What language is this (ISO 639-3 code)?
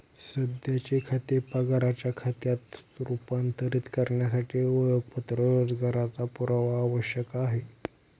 mar